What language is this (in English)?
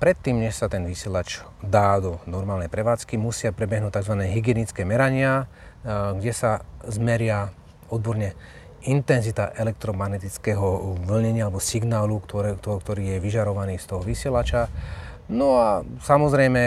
Slovak